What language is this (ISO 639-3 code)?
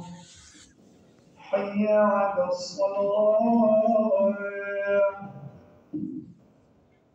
ara